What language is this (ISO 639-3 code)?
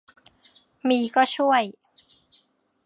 tha